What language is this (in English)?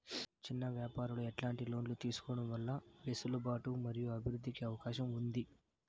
Telugu